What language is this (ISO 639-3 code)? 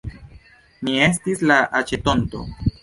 epo